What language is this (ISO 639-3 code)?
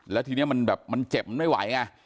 tha